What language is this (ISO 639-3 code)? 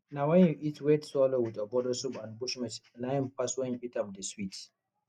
pcm